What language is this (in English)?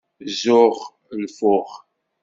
Kabyle